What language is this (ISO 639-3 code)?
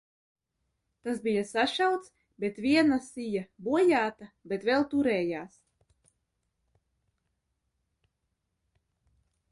lav